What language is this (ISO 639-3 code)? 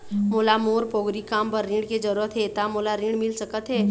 hne